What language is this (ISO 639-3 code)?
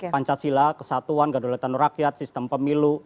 ind